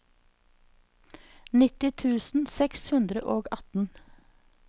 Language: Norwegian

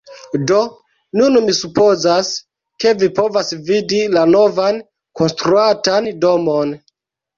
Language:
Esperanto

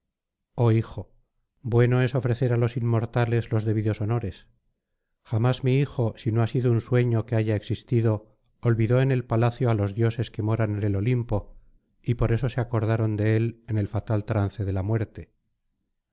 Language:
Spanish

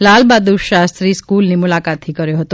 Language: Gujarati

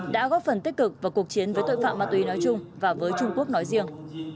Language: Vietnamese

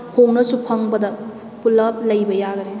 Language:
Manipuri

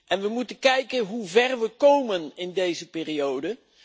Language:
Dutch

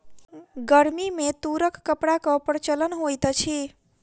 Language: Maithili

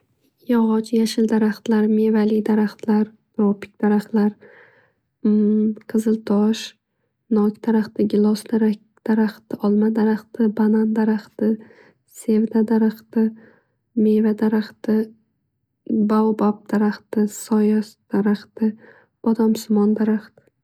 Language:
Uzbek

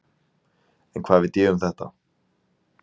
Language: Icelandic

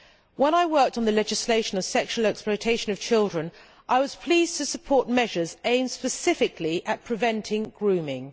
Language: English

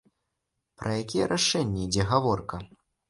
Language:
Belarusian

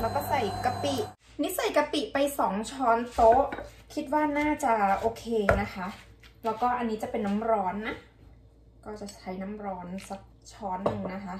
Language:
Thai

